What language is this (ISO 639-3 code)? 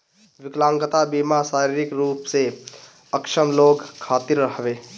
bho